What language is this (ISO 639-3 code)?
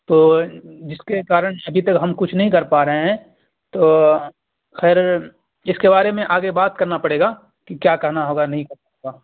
urd